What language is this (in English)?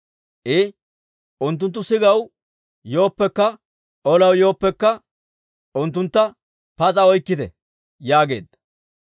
Dawro